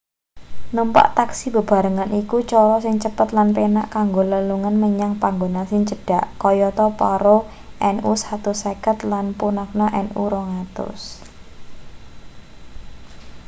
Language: Javanese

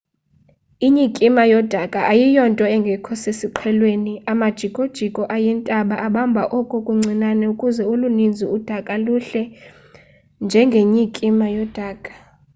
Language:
Xhosa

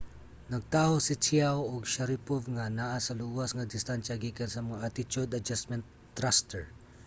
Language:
Cebuano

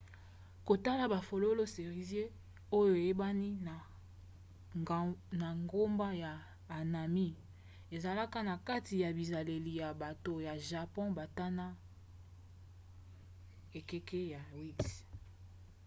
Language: Lingala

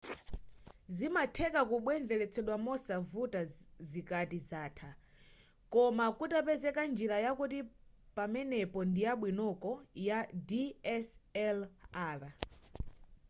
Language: Nyanja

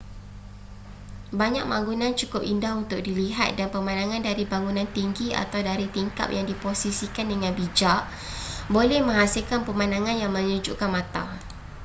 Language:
Malay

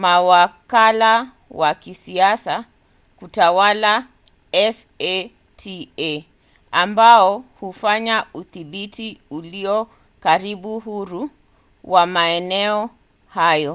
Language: Swahili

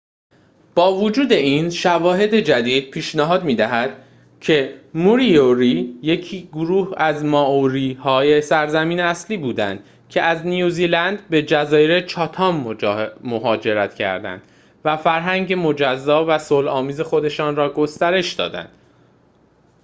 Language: Persian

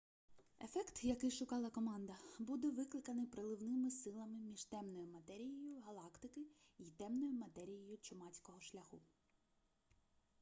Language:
Ukrainian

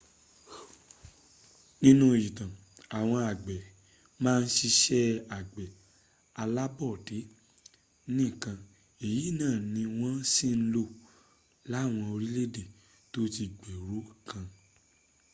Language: Yoruba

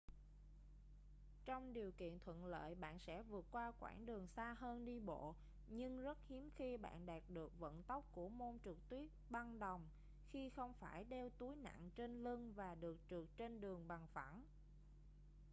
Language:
Vietnamese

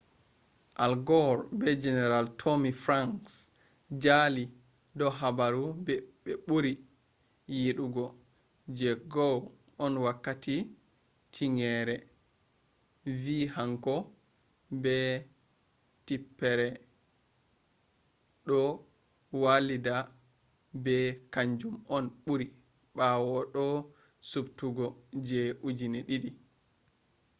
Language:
Fula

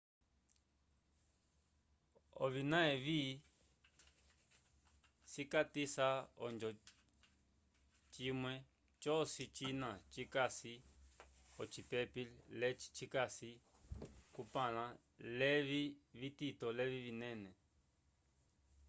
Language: Umbundu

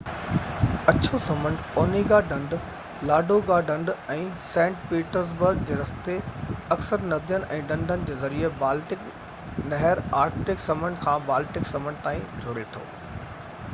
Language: Sindhi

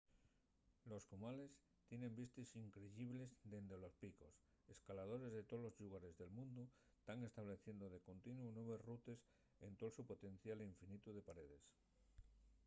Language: Asturian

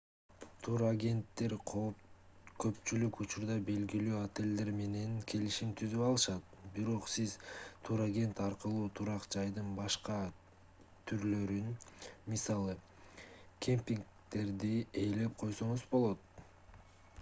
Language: Kyrgyz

